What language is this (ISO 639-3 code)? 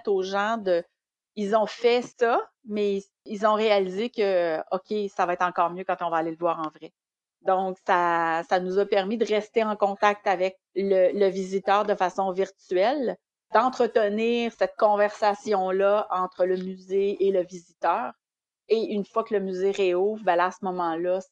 fra